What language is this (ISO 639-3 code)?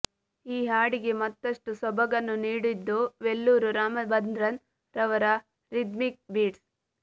kan